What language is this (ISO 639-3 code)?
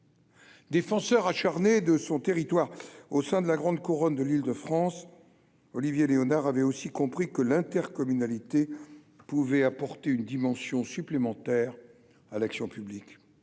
fra